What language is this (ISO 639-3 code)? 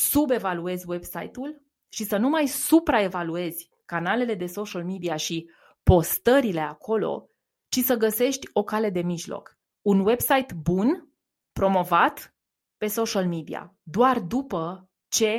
ron